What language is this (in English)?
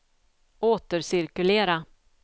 Swedish